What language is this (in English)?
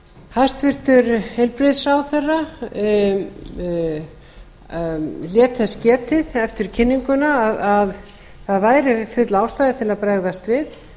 Icelandic